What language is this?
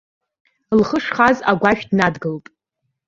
Abkhazian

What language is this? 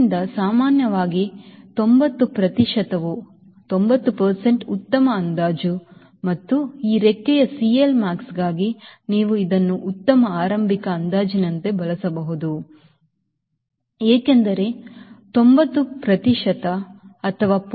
Kannada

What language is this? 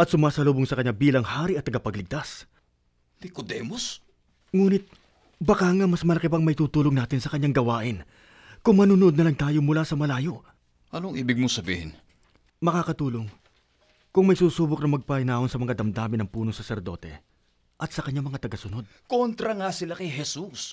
Filipino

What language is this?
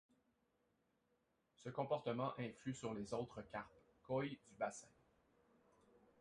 French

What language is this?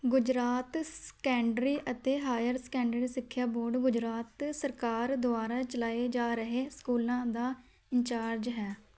Punjabi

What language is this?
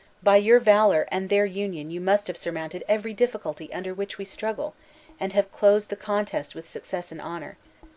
English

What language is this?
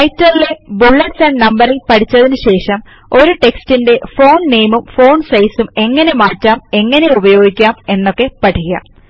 Malayalam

